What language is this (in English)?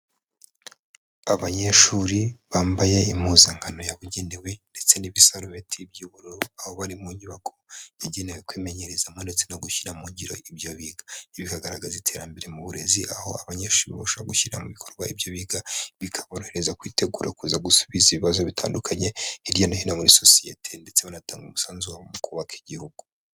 Kinyarwanda